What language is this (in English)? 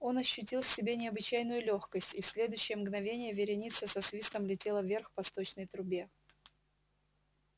Russian